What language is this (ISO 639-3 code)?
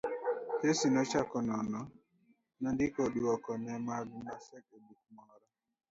luo